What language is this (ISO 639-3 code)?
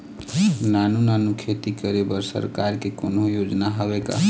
hne